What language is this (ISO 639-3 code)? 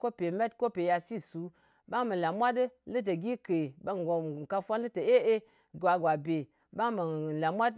anc